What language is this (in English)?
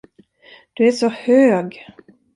Swedish